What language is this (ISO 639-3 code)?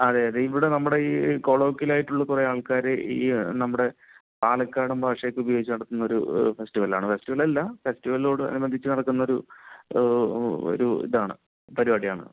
mal